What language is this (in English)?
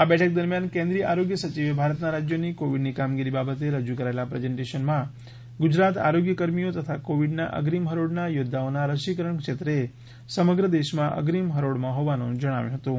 Gujarati